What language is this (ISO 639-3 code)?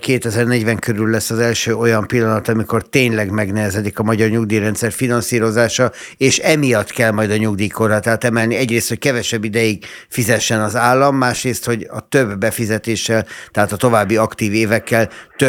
hun